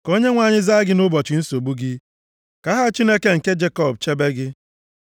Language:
Igbo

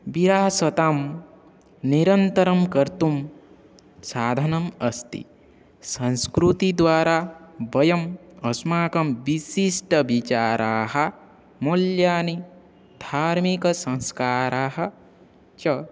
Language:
Sanskrit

